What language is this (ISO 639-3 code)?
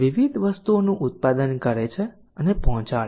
guj